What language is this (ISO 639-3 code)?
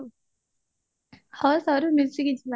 ori